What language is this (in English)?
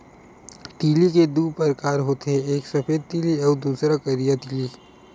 Chhattisgarhi